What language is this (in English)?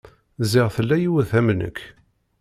Kabyle